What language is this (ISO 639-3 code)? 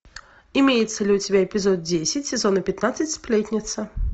rus